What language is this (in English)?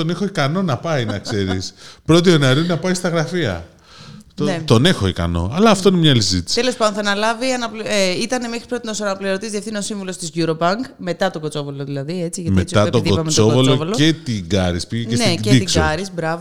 Greek